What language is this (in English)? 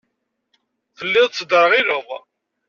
Kabyle